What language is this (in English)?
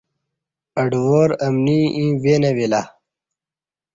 Kati